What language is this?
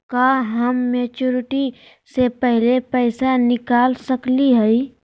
Magahi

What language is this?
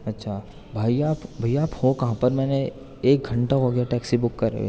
Urdu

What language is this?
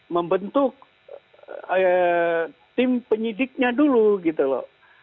Indonesian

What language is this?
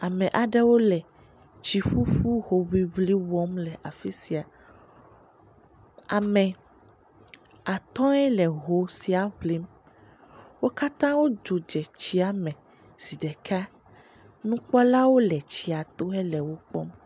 Ewe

